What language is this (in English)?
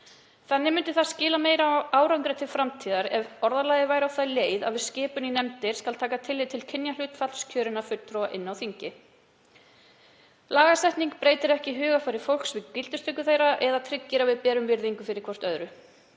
Icelandic